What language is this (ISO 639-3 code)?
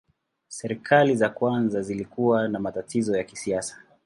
swa